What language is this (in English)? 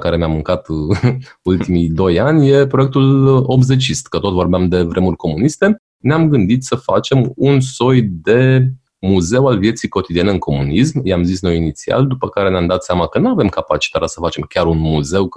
Romanian